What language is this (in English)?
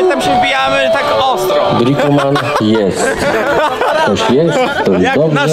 Polish